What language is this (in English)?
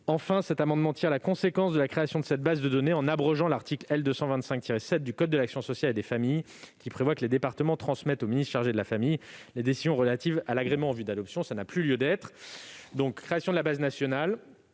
French